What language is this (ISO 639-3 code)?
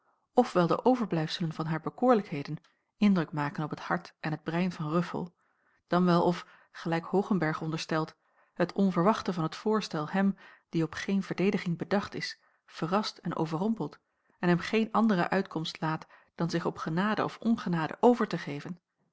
nld